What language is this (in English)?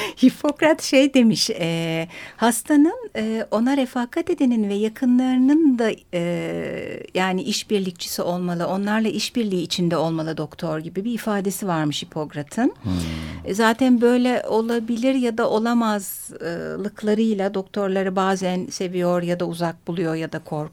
Turkish